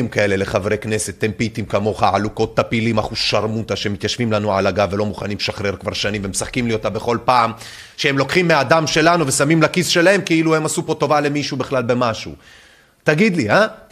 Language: Hebrew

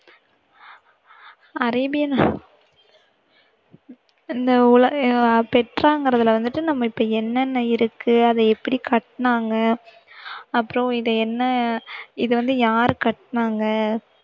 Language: Tamil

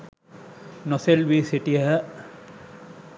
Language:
Sinhala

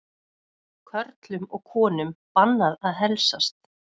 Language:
Icelandic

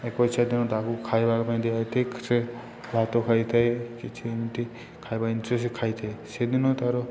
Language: Odia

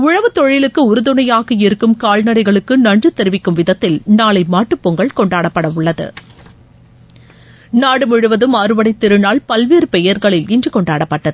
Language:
Tamil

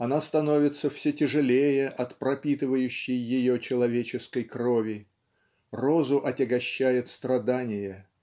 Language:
Russian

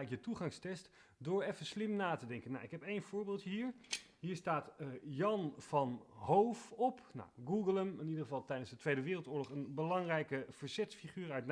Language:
Dutch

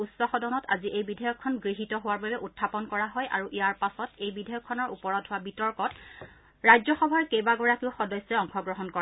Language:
Assamese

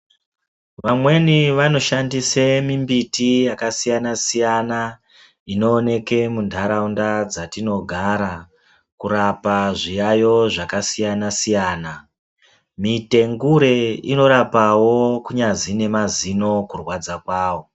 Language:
Ndau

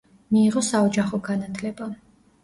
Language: Georgian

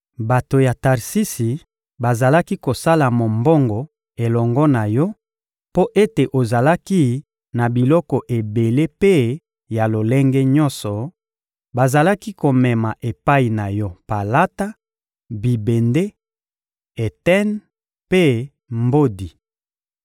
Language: Lingala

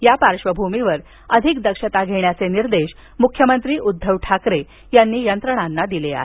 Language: Marathi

